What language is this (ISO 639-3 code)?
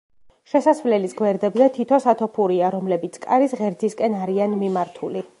kat